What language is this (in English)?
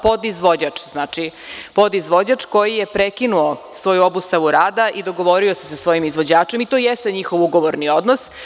Serbian